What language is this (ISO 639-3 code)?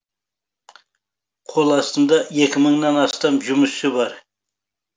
kaz